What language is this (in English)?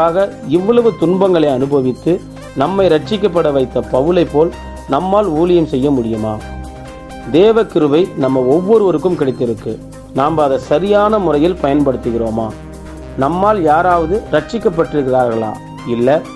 Tamil